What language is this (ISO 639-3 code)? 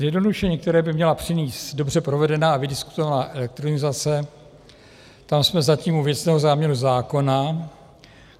ces